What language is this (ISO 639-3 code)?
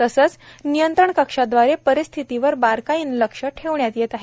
mar